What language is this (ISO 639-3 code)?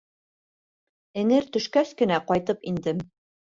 bak